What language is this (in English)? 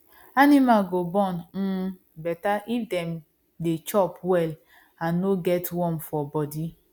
Nigerian Pidgin